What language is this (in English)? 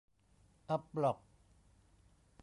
Thai